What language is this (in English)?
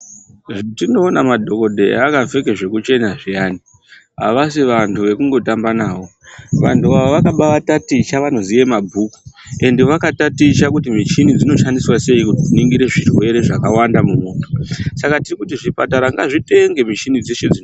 Ndau